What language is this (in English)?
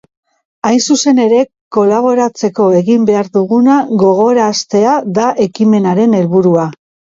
Basque